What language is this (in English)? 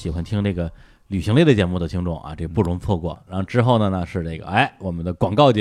Chinese